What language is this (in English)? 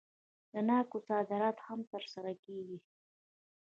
Pashto